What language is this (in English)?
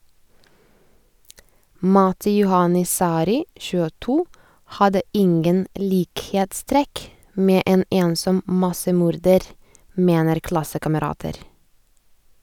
Norwegian